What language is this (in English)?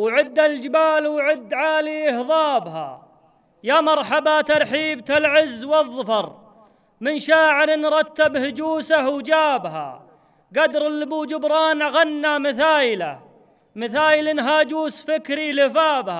Arabic